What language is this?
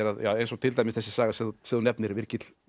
Icelandic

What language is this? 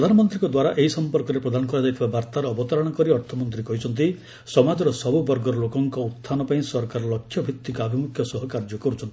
Odia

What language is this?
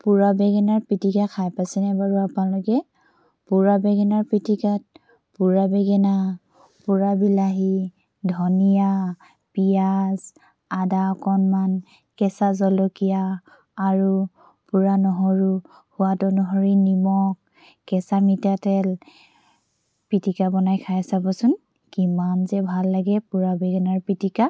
Assamese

